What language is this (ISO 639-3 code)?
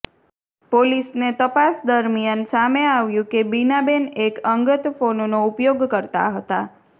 guj